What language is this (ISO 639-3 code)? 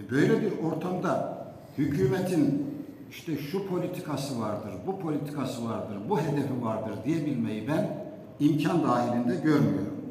tur